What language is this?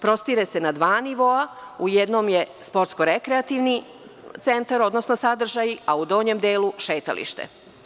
Serbian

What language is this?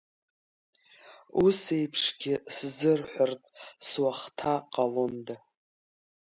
Abkhazian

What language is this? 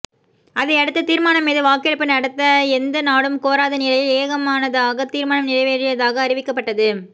Tamil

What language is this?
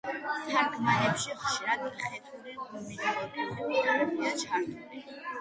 Georgian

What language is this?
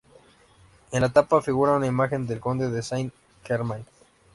Spanish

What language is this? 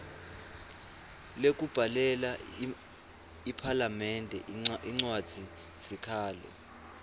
Swati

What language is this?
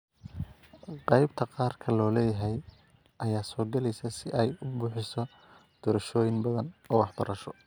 Somali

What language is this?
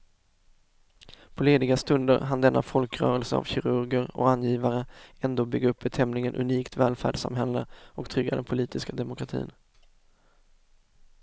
Swedish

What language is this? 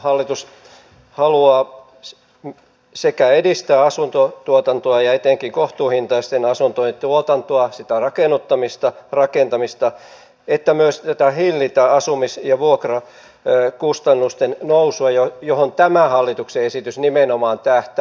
Finnish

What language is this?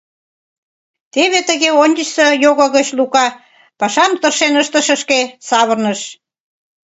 Mari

